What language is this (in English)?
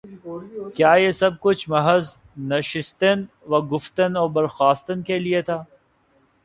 Urdu